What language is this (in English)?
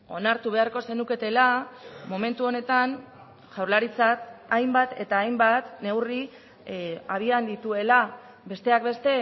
Basque